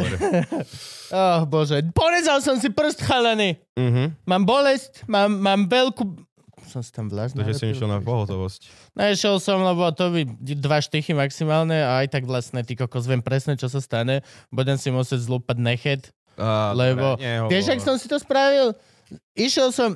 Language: Slovak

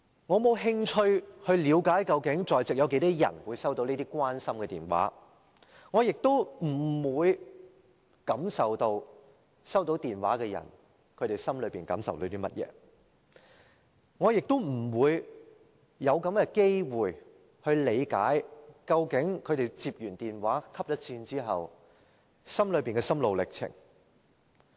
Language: Cantonese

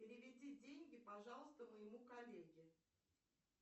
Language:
Russian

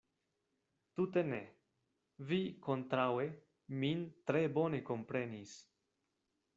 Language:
Esperanto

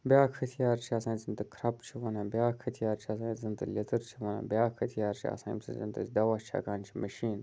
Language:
Kashmiri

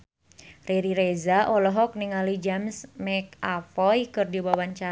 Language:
Sundanese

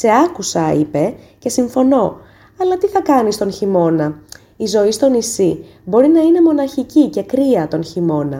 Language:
Greek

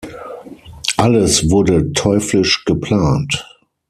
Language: German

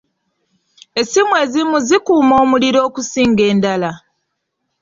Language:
Ganda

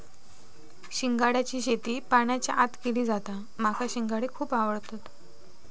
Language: Marathi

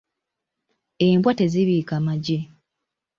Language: Ganda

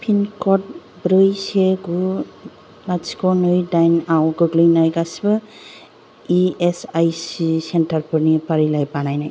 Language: Bodo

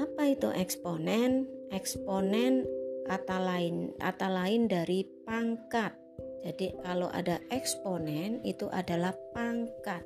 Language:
Indonesian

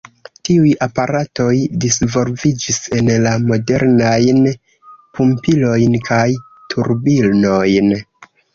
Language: Esperanto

